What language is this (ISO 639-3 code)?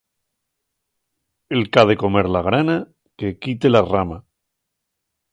ast